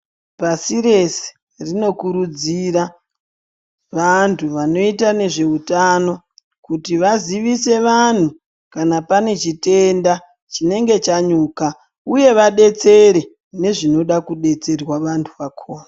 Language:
Ndau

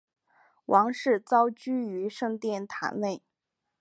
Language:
Chinese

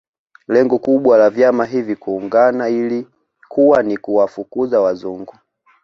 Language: Swahili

